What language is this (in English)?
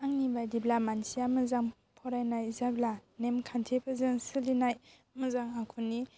Bodo